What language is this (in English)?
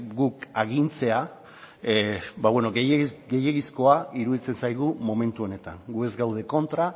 Basque